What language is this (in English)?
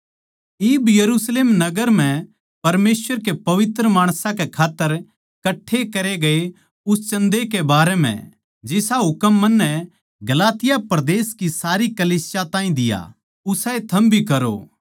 Haryanvi